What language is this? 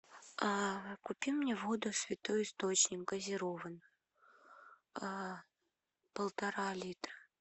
Russian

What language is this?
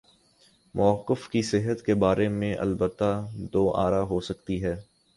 Urdu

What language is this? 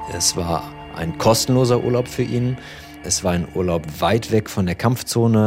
German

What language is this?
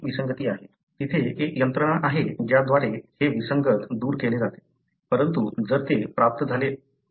Marathi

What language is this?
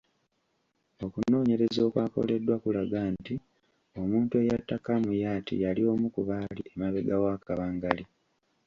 Ganda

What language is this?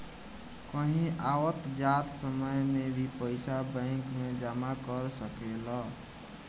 Bhojpuri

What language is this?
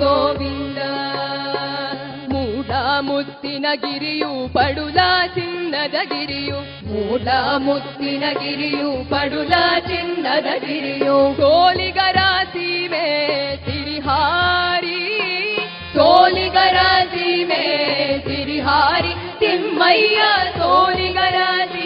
Kannada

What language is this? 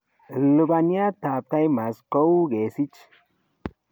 Kalenjin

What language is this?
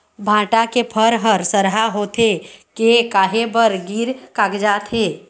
Chhattisgarhi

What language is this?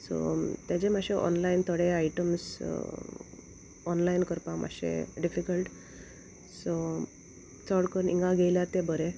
Konkani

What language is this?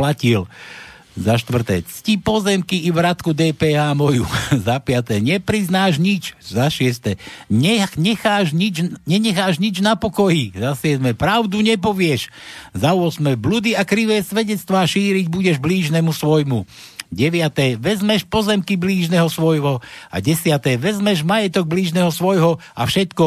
Slovak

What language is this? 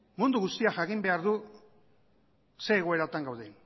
Basque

